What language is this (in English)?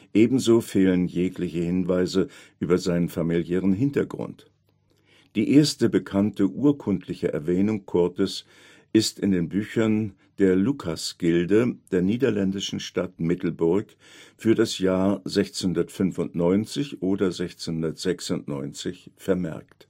German